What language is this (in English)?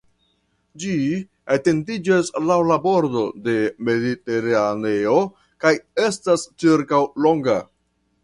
Esperanto